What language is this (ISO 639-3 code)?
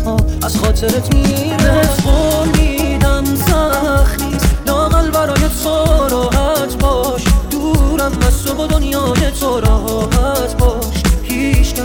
fas